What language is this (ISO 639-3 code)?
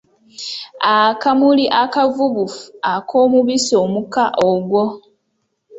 lug